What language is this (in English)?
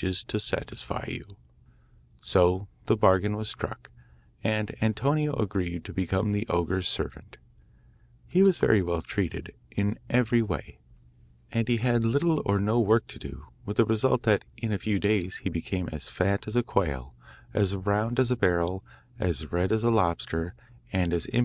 English